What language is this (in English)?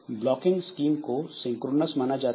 Hindi